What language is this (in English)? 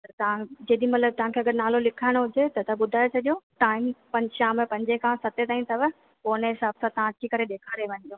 Sindhi